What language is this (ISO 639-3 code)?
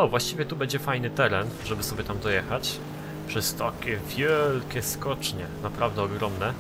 pol